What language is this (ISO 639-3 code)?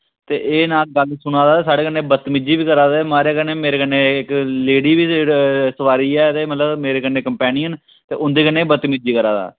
doi